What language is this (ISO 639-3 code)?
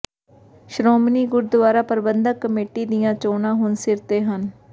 pan